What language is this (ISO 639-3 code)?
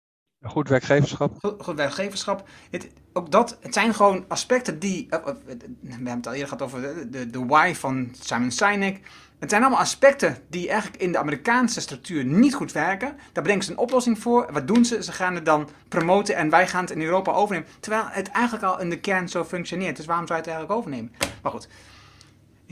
nld